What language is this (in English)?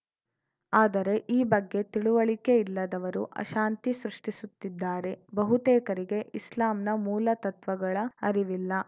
Kannada